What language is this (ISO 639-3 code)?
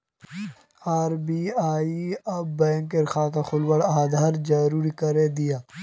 mag